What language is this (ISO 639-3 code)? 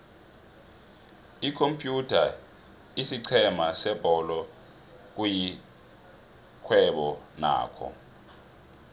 nbl